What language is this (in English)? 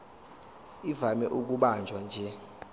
Zulu